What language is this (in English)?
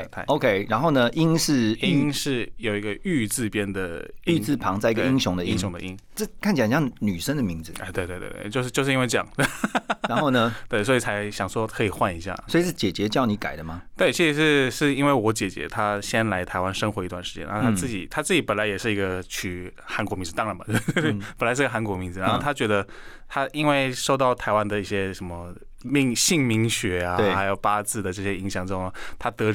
Chinese